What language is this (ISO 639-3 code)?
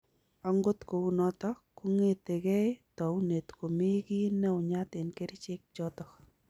kln